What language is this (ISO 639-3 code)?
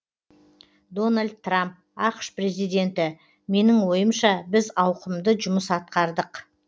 kaz